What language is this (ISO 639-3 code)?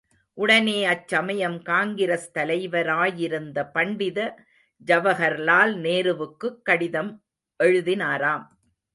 tam